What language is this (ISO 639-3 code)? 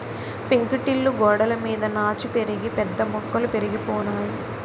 tel